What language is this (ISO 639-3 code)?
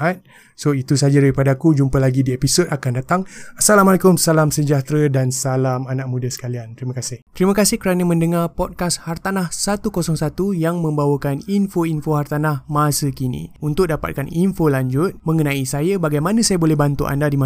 msa